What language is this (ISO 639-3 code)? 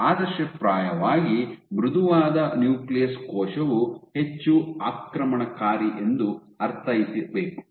kan